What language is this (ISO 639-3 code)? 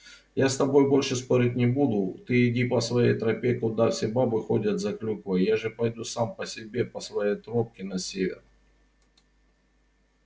rus